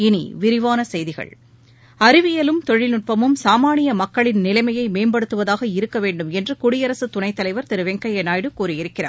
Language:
Tamil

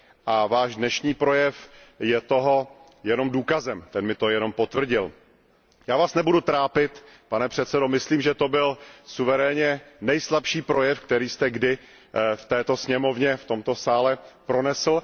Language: Czech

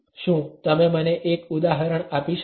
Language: Gujarati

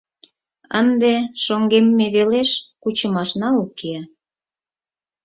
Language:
Mari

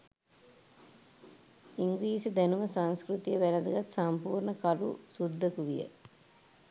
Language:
Sinhala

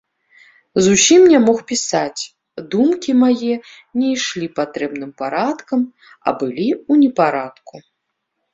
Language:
Belarusian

